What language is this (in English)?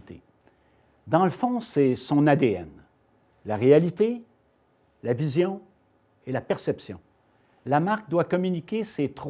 French